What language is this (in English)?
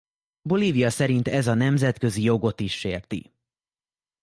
Hungarian